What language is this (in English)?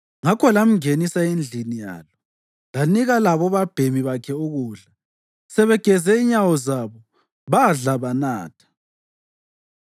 North Ndebele